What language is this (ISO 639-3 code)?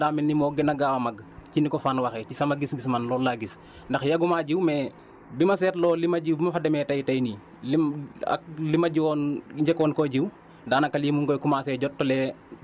wol